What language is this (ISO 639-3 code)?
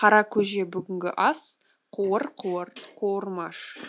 kaz